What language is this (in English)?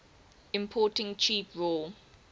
English